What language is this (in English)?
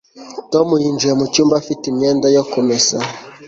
Kinyarwanda